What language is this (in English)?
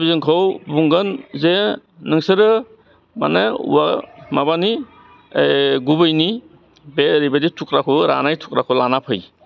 Bodo